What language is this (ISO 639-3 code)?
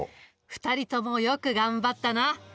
jpn